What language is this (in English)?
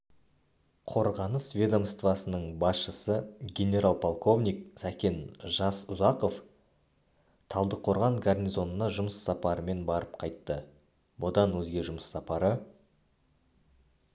Kazakh